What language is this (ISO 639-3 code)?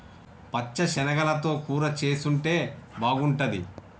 tel